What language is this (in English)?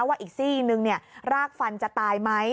Thai